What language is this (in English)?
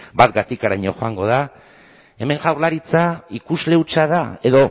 Basque